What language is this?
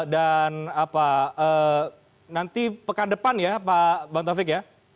Indonesian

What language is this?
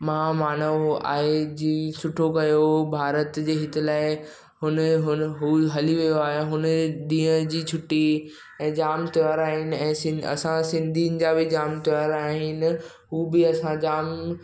Sindhi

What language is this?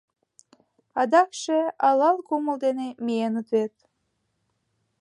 Mari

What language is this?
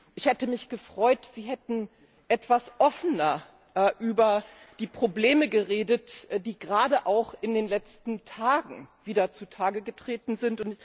German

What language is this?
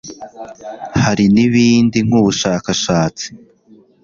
Kinyarwanda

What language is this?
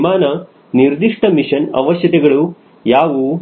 Kannada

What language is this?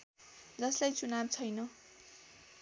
Nepali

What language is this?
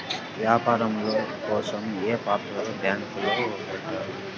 Telugu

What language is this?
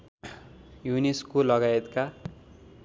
Nepali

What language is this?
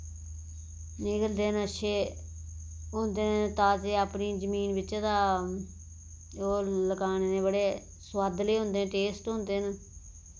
Dogri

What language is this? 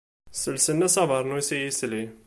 Kabyle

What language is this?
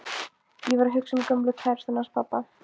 Icelandic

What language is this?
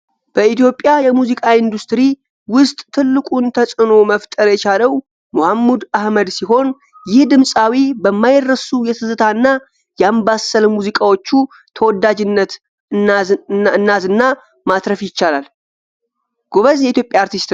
Amharic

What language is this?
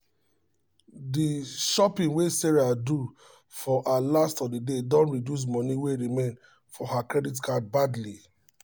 Nigerian Pidgin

